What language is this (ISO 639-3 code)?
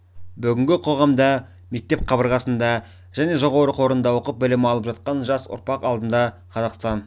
kaz